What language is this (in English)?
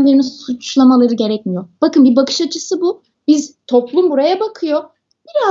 Turkish